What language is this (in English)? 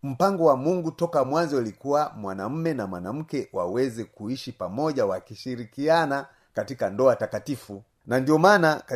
Swahili